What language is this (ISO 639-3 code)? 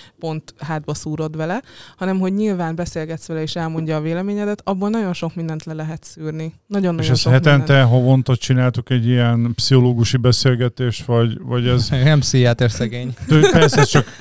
hun